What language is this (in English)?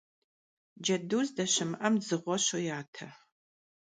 Kabardian